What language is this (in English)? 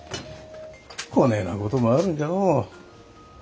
Japanese